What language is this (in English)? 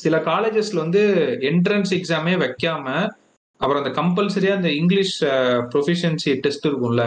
Tamil